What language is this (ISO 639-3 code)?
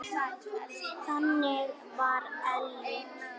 isl